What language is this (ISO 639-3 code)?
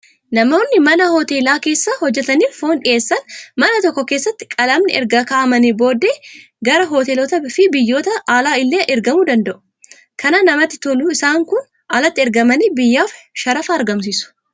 orm